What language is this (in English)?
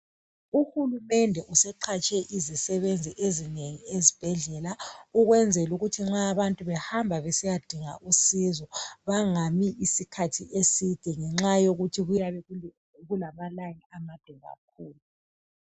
North Ndebele